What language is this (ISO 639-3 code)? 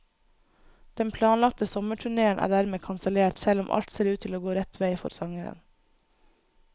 nor